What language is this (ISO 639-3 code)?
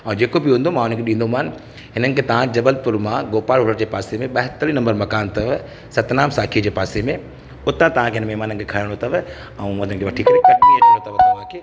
snd